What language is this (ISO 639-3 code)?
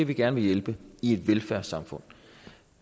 dan